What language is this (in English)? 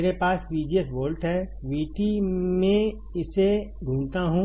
Hindi